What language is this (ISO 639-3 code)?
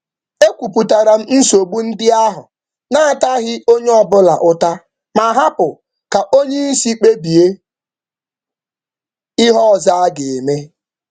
ibo